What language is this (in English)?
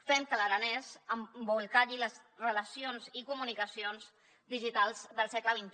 Catalan